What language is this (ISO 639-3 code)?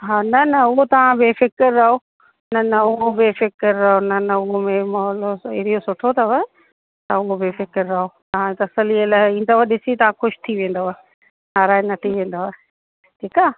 snd